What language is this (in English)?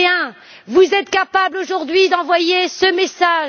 French